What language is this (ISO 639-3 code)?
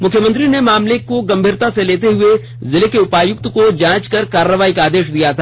hin